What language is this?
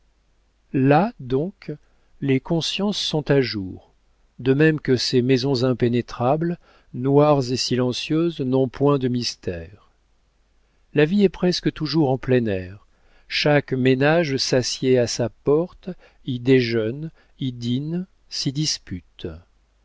French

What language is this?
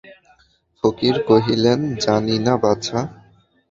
Bangla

